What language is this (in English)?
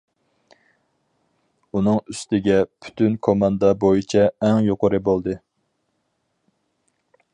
Uyghur